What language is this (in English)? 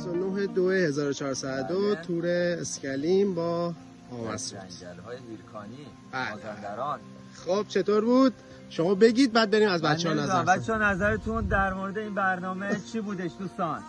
Persian